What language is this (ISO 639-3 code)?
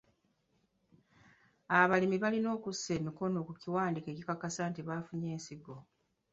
lug